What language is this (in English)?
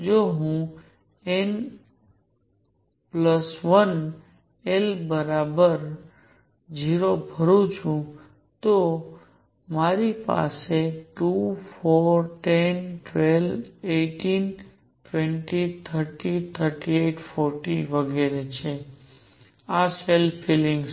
Gujarati